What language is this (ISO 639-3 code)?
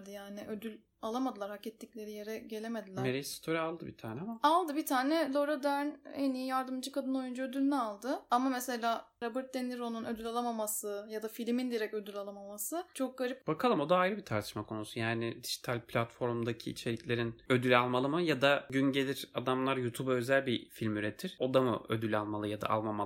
tur